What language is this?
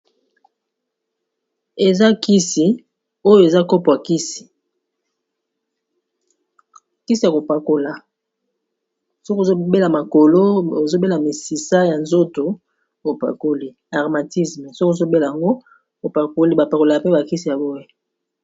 Lingala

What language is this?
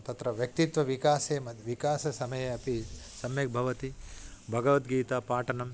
Sanskrit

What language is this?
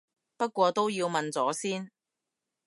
Cantonese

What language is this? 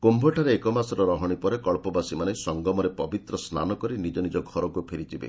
Odia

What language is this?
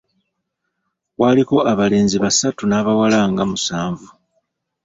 Ganda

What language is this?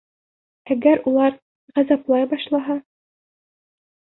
Bashkir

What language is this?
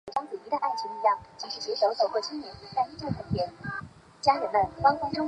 Chinese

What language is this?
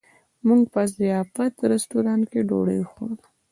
Pashto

